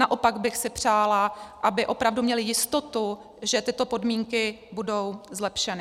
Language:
Czech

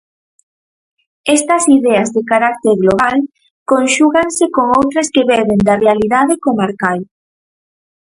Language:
Galician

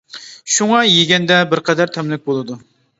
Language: Uyghur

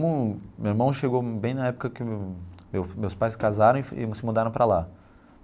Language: Portuguese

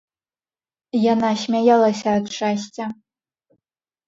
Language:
Belarusian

